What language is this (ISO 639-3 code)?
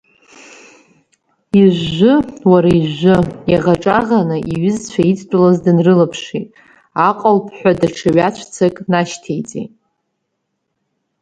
abk